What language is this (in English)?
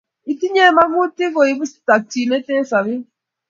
Kalenjin